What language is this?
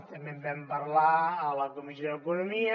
Catalan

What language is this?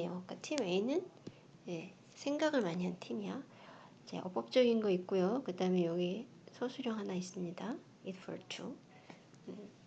Korean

